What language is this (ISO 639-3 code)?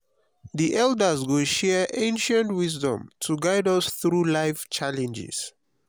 pcm